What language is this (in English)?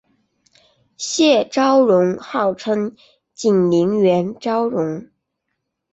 Chinese